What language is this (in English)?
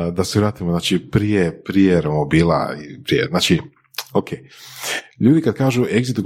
Croatian